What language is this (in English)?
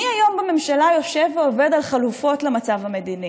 Hebrew